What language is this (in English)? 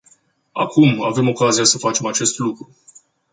Romanian